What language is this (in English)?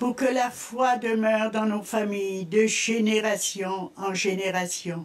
French